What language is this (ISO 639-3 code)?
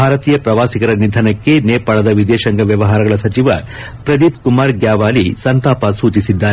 kan